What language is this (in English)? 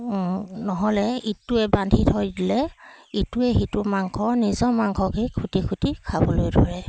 Assamese